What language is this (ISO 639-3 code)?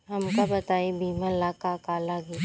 bho